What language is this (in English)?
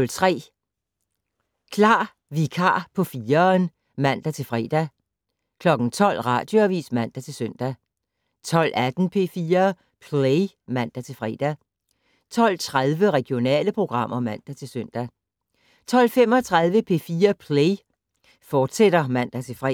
Danish